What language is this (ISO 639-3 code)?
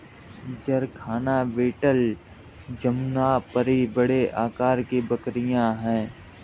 hin